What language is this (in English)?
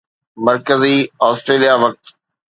Sindhi